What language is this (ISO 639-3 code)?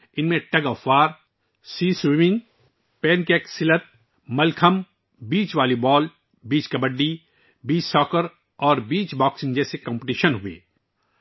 urd